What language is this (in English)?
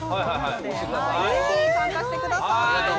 Japanese